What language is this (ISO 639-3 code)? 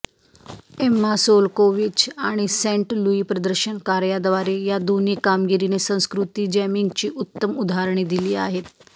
mar